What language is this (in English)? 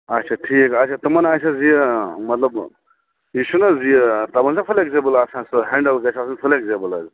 Kashmiri